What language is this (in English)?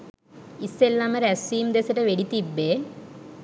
Sinhala